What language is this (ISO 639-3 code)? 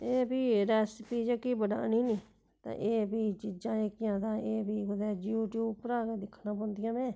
doi